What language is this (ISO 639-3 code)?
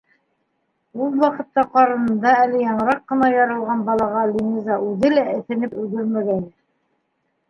bak